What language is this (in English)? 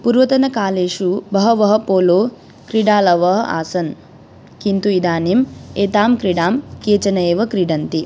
Sanskrit